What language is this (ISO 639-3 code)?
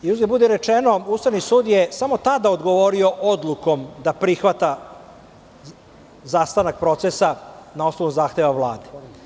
srp